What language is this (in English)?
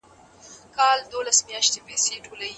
Pashto